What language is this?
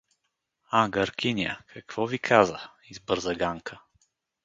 Bulgarian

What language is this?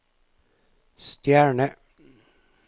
Norwegian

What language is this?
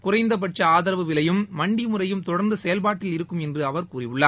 Tamil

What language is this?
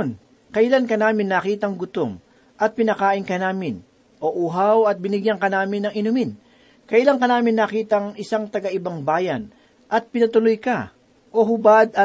Filipino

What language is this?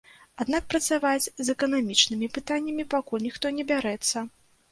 Belarusian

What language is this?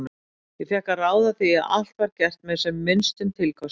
Icelandic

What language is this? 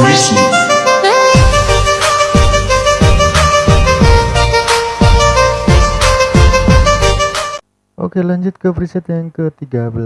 Indonesian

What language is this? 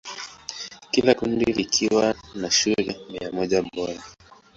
Swahili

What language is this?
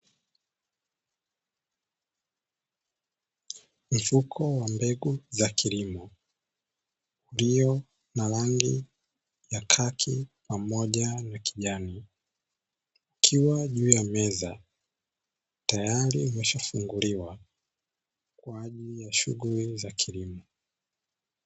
Swahili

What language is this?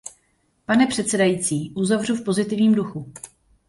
Czech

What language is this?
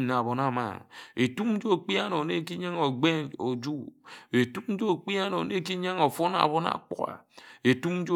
Ejagham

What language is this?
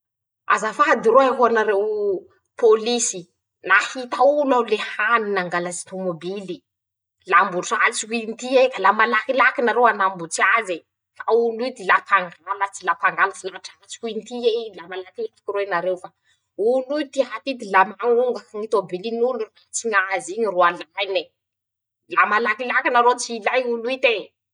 Masikoro Malagasy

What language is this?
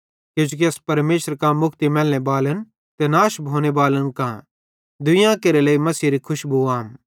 Bhadrawahi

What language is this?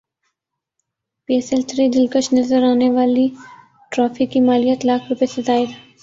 Urdu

